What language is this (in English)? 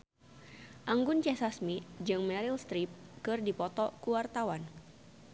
Sundanese